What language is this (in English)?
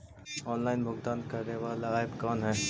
Magahi